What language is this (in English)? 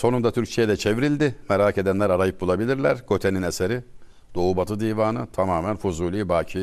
Turkish